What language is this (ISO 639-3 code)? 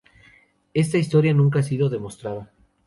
spa